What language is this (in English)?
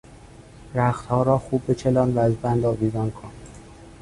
Persian